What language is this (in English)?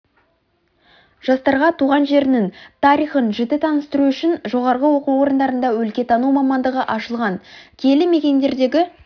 Kazakh